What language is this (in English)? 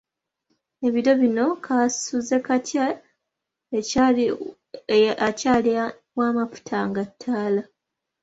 Ganda